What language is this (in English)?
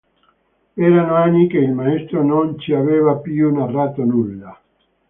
Italian